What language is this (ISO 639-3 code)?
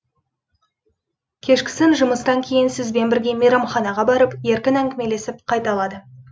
kaz